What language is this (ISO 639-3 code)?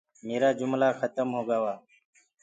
ggg